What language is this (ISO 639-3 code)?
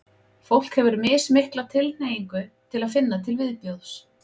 isl